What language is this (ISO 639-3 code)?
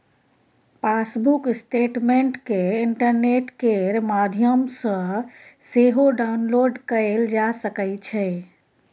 mai